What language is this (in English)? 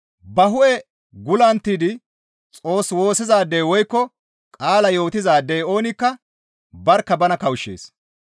Gamo